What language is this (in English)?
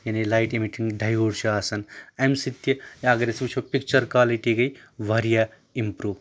Kashmiri